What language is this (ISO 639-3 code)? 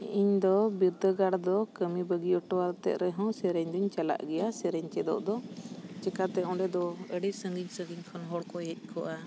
sat